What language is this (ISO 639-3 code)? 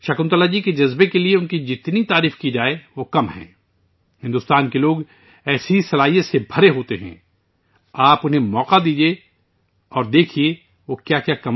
urd